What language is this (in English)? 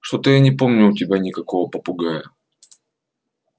Russian